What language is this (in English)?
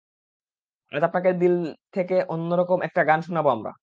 Bangla